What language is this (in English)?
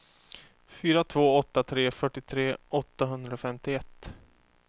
Swedish